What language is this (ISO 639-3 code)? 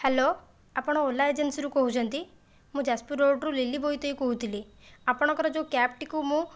ori